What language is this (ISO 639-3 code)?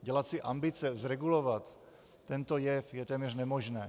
ces